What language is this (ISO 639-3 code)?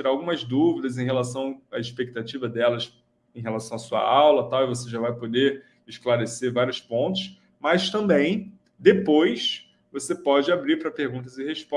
por